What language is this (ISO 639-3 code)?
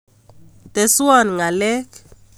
kln